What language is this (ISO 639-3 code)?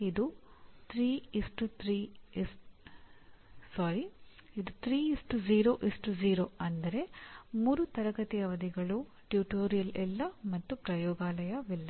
kan